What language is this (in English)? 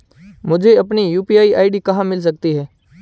Hindi